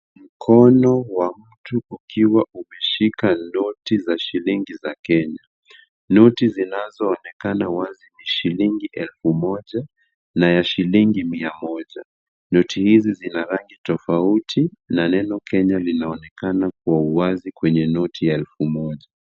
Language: Swahili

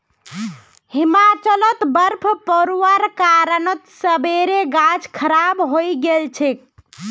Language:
Magahi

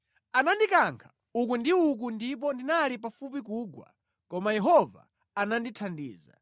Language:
Nyanja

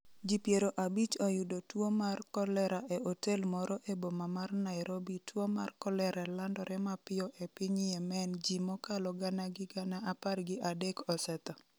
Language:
Luo (Kenya and Tanzania)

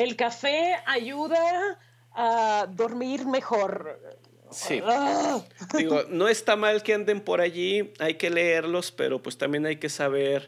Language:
Spanish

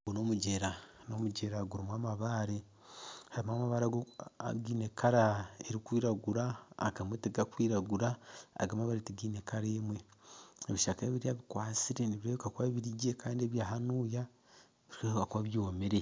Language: Nyankole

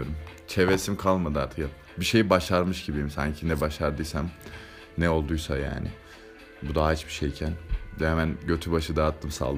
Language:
Turkish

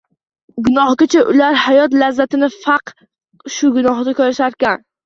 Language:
Uzbek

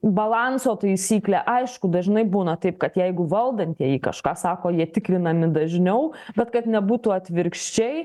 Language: Lithuanian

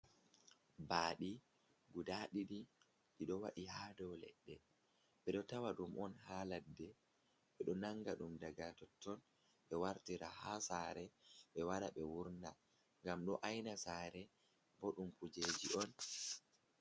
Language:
Fula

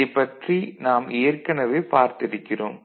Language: Tamil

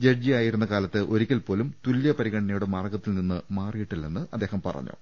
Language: Malayalam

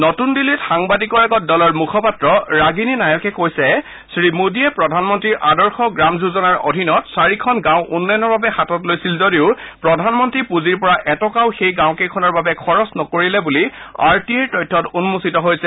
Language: Assamese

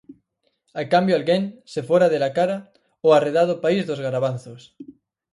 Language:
Galician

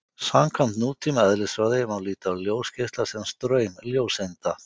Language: Icelandic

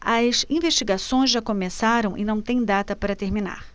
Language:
Portuguese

